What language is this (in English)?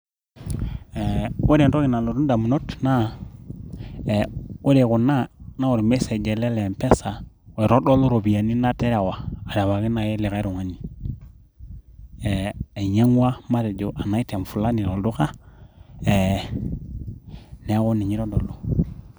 Masai